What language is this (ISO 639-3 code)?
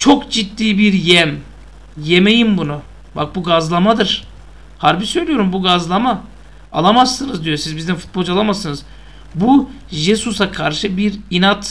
tur